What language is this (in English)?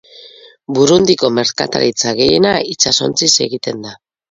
Basque